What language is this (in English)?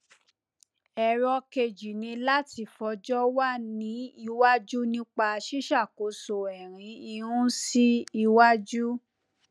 Yoruba